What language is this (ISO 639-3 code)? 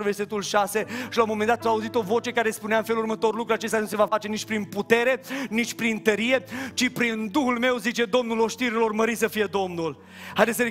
ron